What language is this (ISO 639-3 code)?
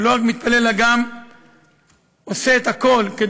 heb